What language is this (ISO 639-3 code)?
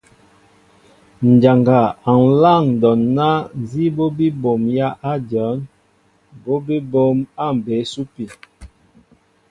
mbo